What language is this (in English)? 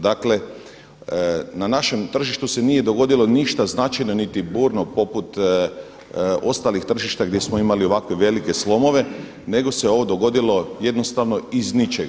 Croatian